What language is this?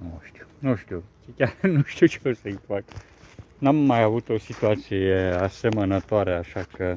Romanian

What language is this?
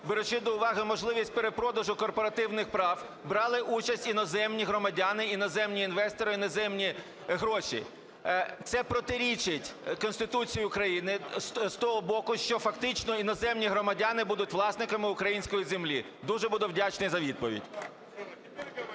Ukrainian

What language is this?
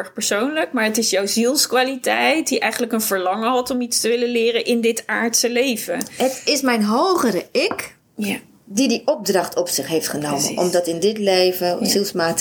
Dutch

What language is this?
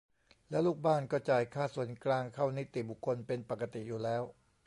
Thai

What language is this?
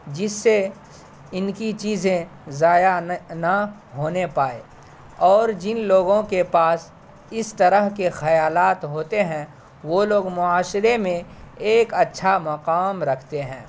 Urdu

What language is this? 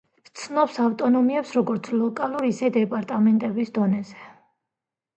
Georgian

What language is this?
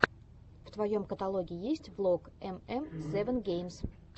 Russian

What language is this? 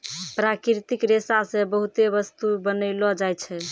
Maithili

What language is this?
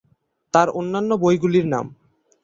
Bangla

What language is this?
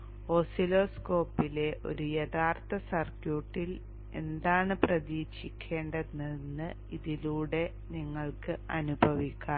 Malayalam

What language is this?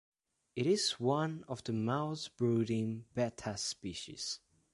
English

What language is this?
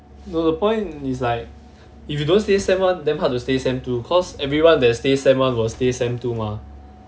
English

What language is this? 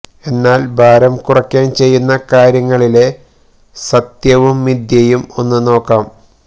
Malayalam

